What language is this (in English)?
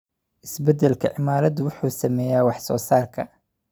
Somali